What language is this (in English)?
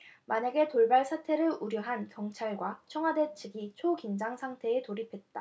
Korean